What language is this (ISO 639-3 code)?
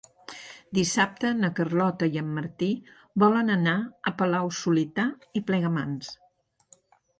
cat